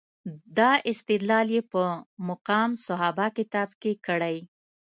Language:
Pashto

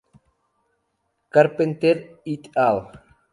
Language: Spanish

